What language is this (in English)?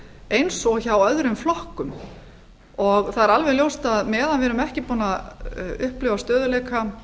Icelandic